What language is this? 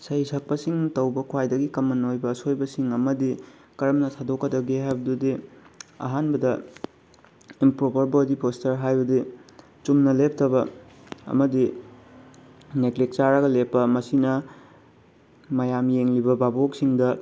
Manipuri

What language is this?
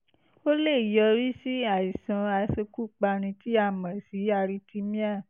Yoruba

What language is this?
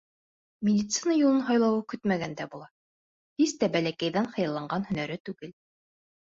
Bashkir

